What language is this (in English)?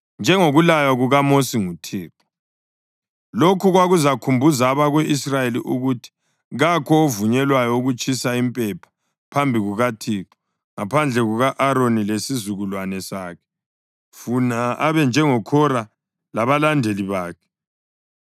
North Ndebele